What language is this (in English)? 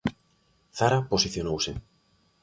Galician